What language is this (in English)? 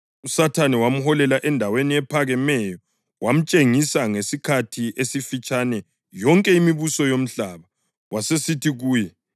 North Ndebele